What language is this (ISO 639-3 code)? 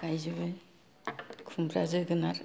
brx